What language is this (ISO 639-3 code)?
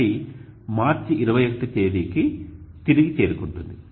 tel